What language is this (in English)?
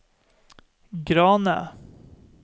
Norwegian